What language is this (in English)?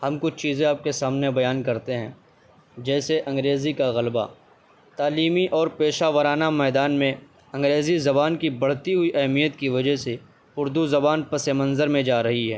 Urdu